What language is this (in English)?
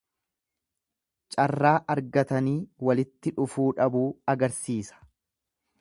Oromo